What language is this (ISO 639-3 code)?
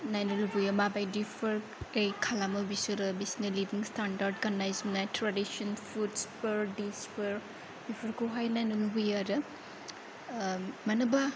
brx